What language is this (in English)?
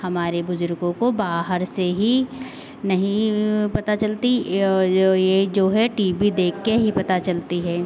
Hindi